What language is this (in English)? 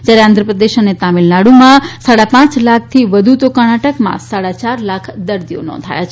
Gujarati